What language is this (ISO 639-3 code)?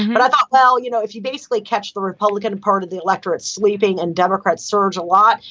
eng